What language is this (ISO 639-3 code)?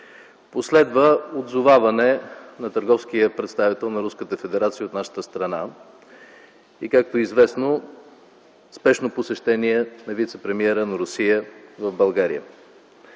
bul